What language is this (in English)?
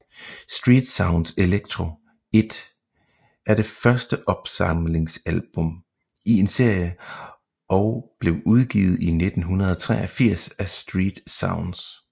Danish